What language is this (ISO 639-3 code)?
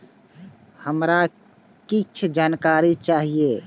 mai